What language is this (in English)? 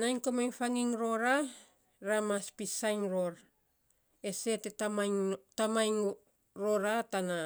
Saposa